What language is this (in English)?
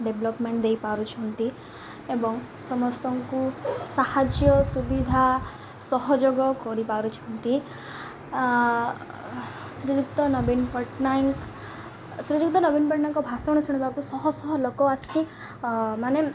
Odia